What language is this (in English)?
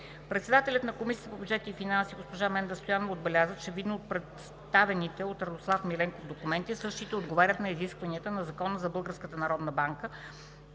Bulgarian